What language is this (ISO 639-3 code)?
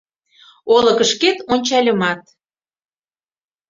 chm